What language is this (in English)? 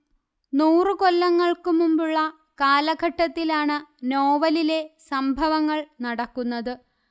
Malayalam